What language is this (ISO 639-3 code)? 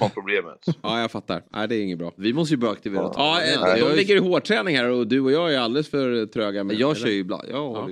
swe